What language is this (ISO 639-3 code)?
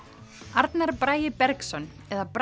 isl